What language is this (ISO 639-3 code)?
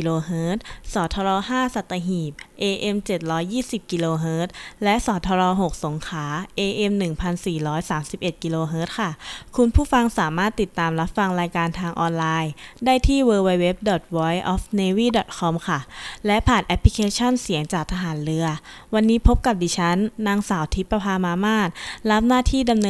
tha